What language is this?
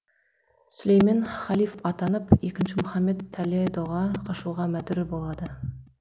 Kazakh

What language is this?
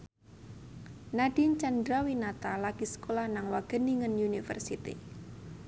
Javanese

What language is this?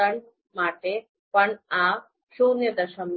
Gujarati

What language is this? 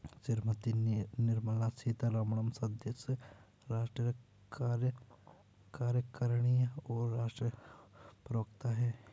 Hindi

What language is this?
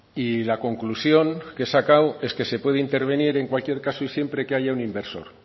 Spanish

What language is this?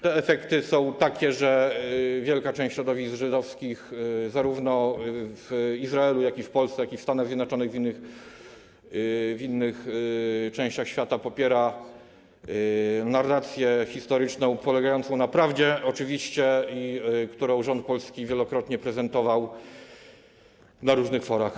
Polish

